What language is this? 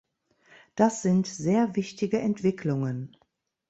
German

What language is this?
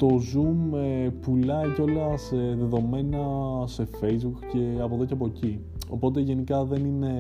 Greek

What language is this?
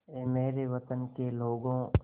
Hindi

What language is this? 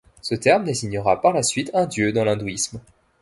French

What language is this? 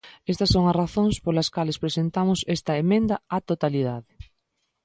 Galician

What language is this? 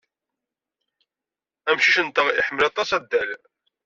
Kabyle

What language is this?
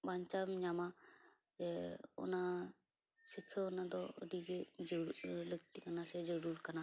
Santali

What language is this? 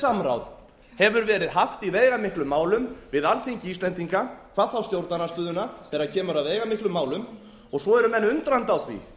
Icelandic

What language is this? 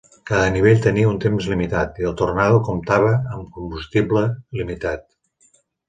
Catalan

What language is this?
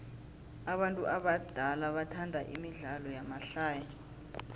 South Ndebele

